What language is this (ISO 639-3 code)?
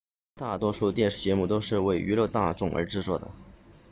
zho